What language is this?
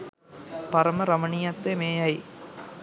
Sinhala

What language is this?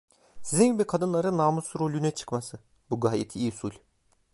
Turkish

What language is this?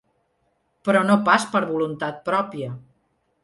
Catalan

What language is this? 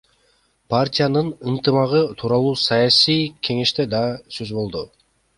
Kyrgyz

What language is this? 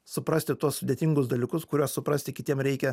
Lithuanian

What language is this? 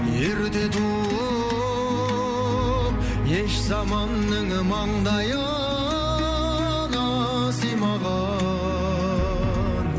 Kazakh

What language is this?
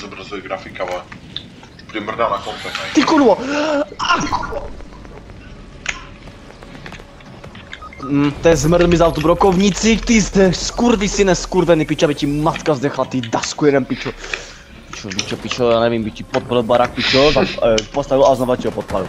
Czech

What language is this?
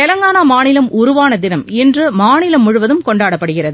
Tamil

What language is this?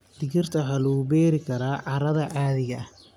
Somali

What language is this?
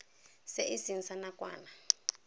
Tswana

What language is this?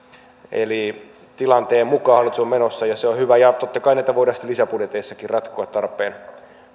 Finnish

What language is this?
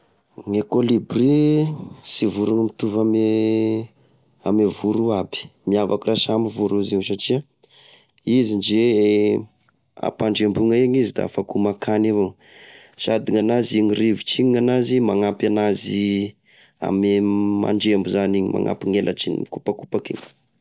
Tesaka Malagasy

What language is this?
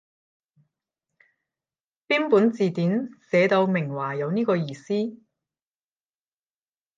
Cantonese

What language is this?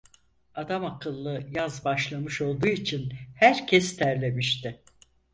Turkish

